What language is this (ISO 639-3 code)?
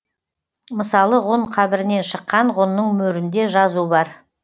kaz